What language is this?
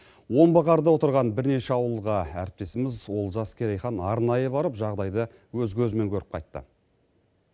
Kazakh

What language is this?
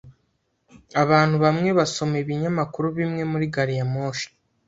Kinyarwanda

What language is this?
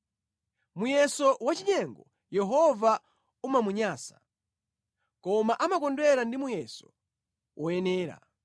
Nyanja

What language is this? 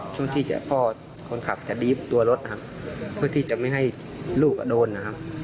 Thai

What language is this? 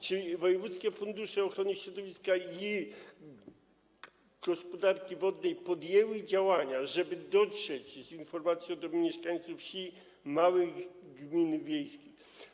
Polish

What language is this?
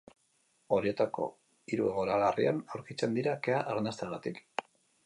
Basque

